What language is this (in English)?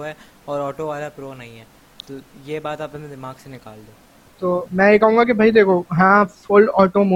Urdu